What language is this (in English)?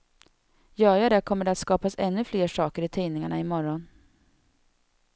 Swedish